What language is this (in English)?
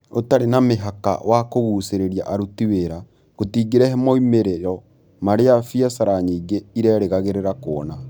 Kikuyu